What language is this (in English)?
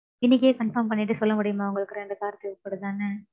Tamil